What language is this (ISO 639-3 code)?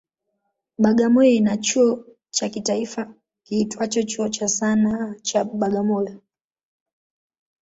swa